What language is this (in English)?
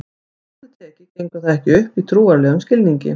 Icelandic